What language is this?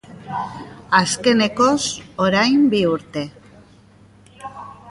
Basque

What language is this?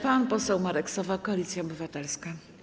Polish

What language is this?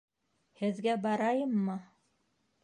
Bashkir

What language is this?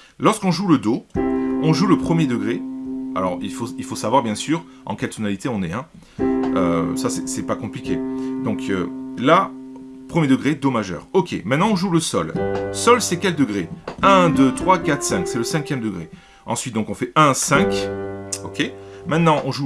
French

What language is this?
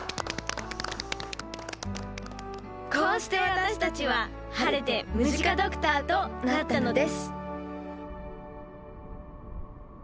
Japanese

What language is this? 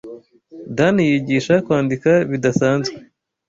Kinyarwanda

